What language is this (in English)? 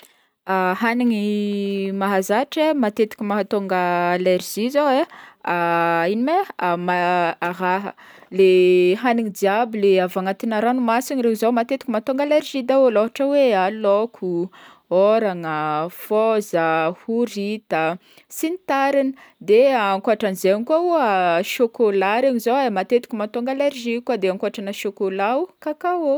Northern Betsimisaraka Malagasy